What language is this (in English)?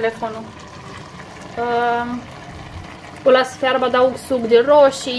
Romanian